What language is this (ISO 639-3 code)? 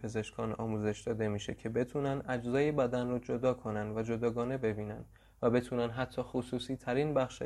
fas